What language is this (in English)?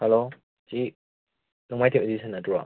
Manipuri